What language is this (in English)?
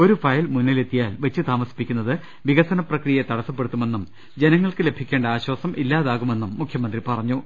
Malayalam